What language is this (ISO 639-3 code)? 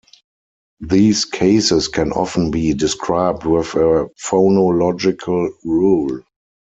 eng